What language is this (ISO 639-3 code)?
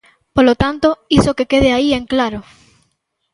glg